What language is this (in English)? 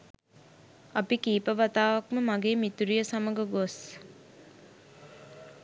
Sinhala